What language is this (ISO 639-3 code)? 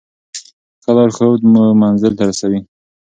pus